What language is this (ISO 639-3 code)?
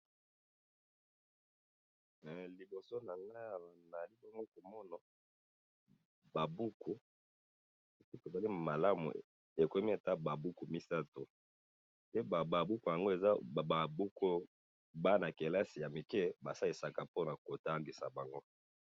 lin